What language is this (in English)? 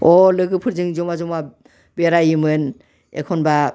Bodo